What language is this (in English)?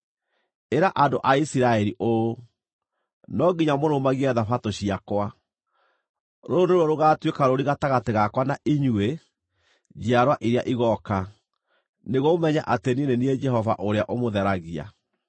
Kikuyu